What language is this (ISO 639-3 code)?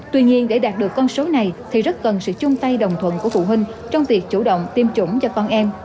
vie